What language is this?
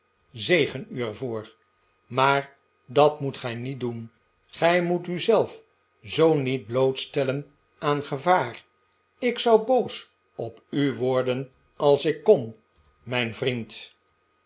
Dutch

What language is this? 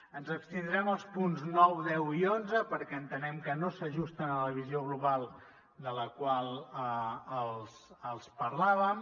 Catalan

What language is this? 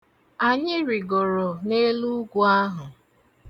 Igbo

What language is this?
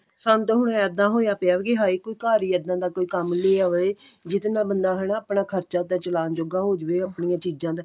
Punjabi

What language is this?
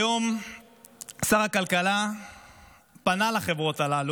Hebrew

